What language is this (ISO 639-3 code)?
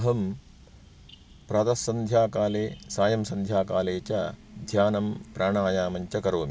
san